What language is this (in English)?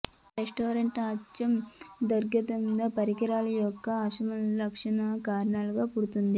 Telugu